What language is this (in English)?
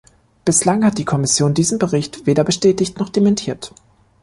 German